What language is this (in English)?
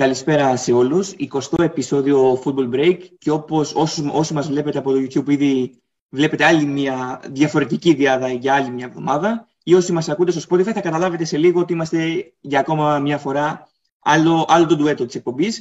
Greek